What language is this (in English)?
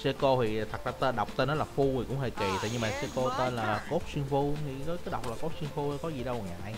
Vietnamese